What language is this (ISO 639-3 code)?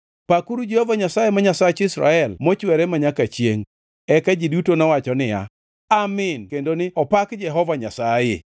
luo